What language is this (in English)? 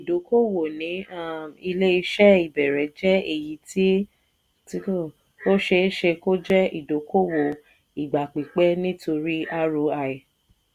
Yoruba